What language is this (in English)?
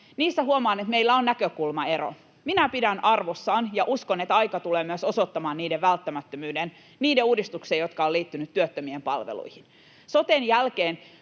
Finnish